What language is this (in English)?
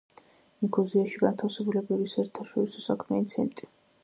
Georgian